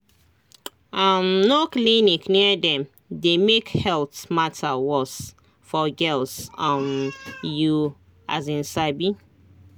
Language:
Nigerian Pidgin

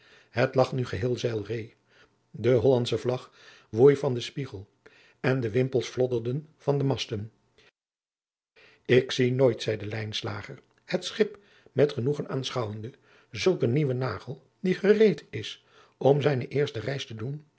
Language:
Dutch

